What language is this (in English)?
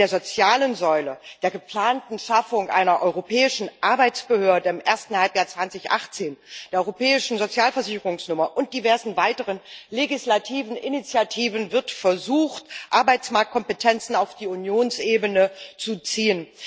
German